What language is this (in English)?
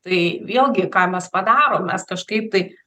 Lithuanian